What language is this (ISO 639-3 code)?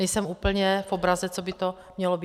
ces